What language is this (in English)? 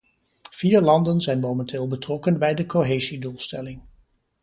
Dutch